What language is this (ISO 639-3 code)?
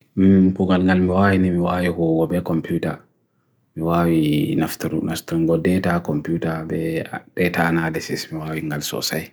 fui